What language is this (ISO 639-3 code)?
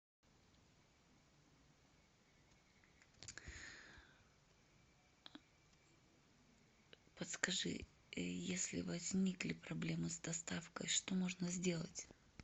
rus